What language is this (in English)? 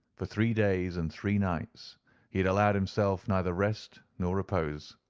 English